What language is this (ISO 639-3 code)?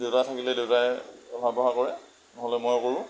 asm